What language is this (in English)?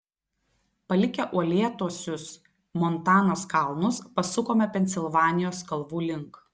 Lithuanian